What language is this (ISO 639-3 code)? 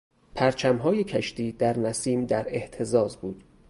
fas